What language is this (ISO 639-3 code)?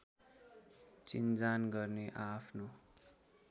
nep